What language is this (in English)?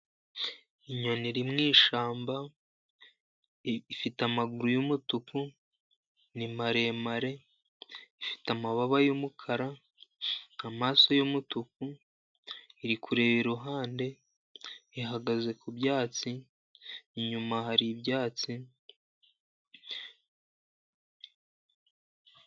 Kinyarwanda